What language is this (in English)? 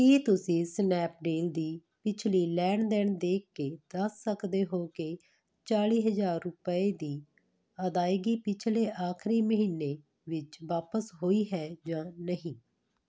Punjabi